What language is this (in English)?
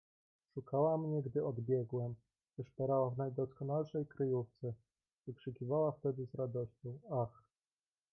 Polish